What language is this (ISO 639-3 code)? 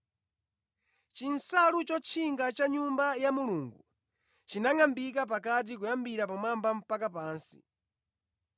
nya